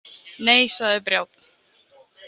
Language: Icelandic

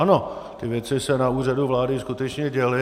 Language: Czech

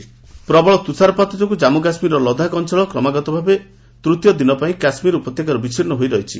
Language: Odia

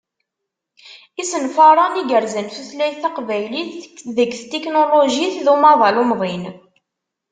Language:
Kabyle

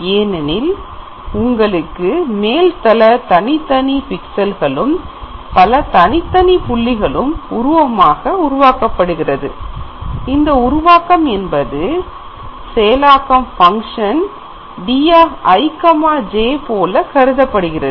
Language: Tamil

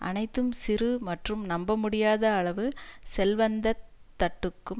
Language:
Tamil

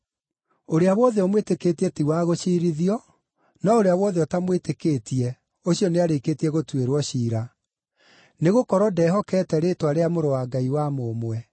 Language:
Kikuyu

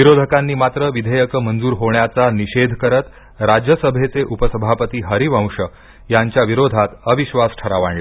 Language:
Marathi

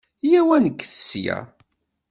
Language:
Kabyle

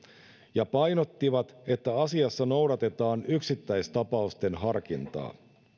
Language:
Finnish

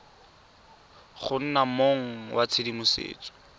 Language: Tswana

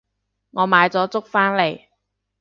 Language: Cantonese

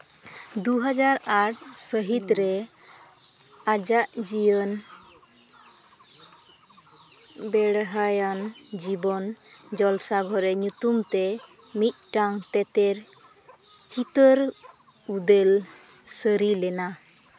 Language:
Santali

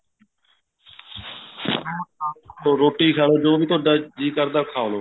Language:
Punjabi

